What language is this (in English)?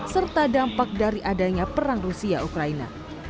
Indonesian